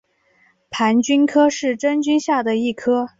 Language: Chinese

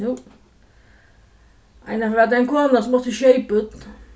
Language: Faroese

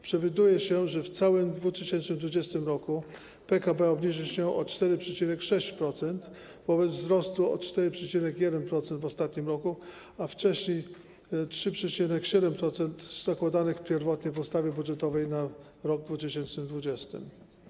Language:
Polish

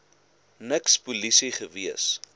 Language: Afrikaans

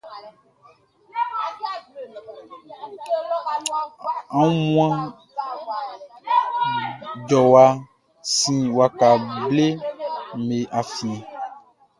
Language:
Baoulé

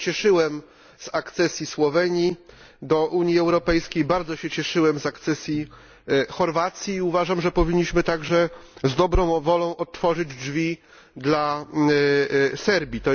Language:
Polish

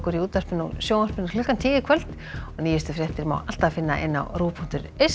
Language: Icelandic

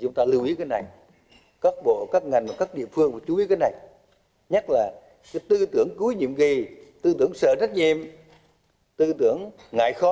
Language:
Vietnamese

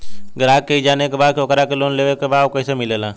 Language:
Bhojpuri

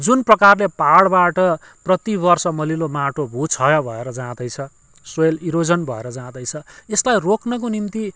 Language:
Nepali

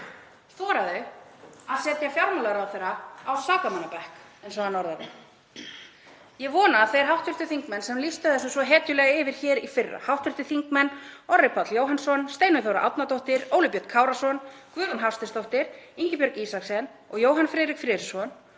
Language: Icelandic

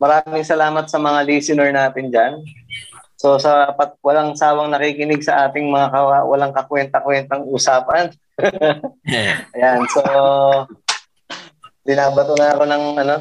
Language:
Filipino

